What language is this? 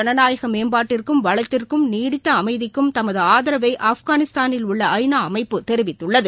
Tamil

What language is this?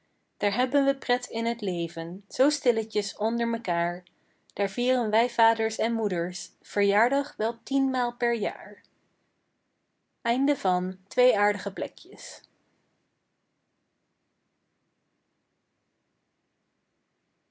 Dutch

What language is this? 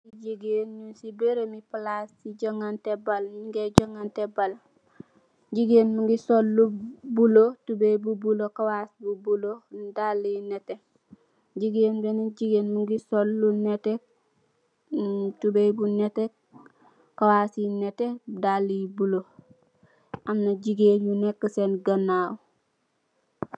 Wolof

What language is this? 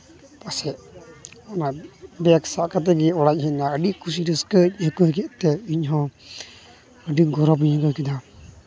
Santali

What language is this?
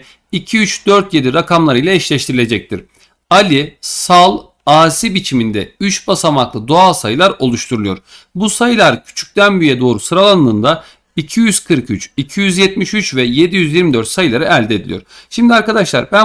Turkish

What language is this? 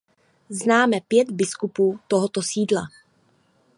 Czech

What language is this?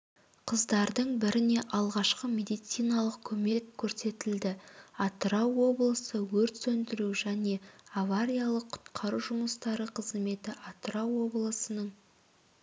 Kazakh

